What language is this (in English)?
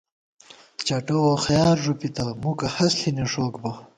Gawar-Bati